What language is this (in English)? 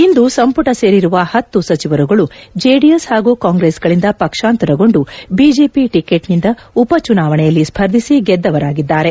Kannada